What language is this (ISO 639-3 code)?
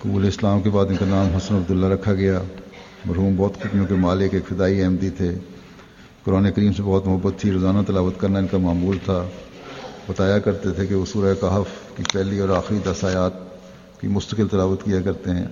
urd